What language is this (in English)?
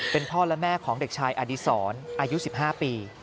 Thai